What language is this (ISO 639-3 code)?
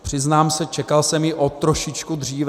ces